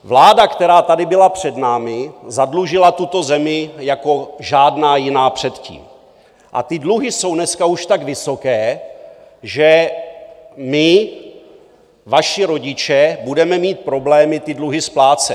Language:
Czech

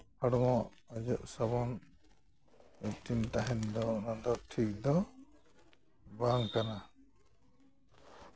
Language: Santali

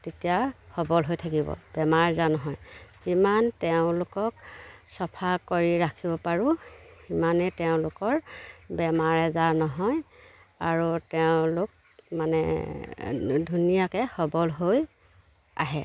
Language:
Assamese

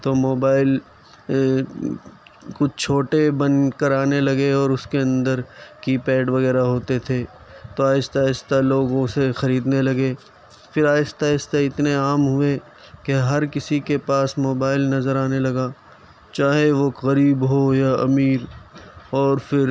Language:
Urdu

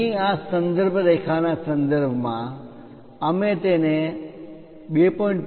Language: Gujarati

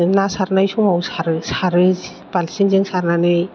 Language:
Bodo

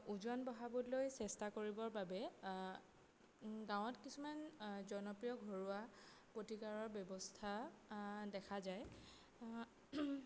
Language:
Assamese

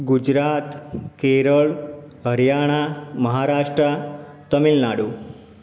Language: Gujarati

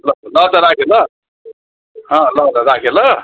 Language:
Nepali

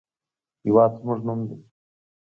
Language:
Pashto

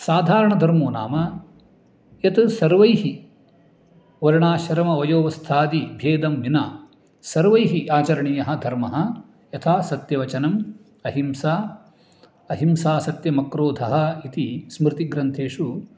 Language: Sanskrit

